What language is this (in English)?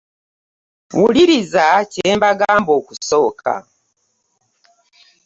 Ganda